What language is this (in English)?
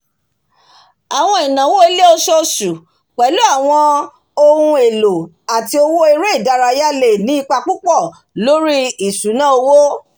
Yoruba